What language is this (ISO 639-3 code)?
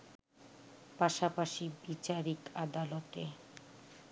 ben